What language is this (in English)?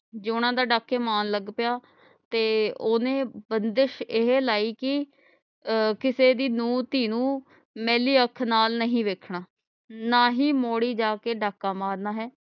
Punjabi